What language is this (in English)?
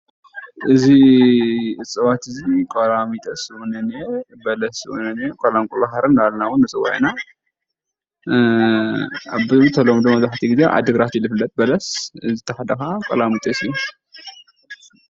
Tigrinya